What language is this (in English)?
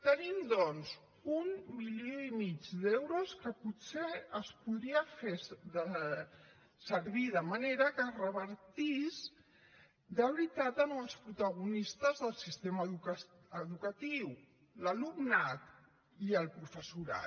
Catalan